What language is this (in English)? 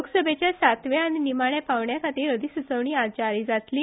Konkani